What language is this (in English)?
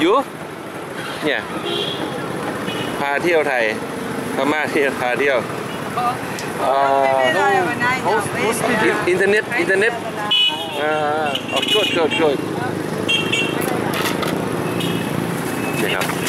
Thai